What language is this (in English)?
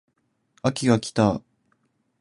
Japanese